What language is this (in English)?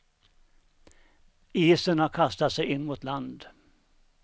Swedish